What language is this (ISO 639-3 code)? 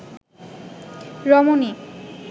ben